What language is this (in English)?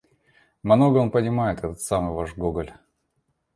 Russian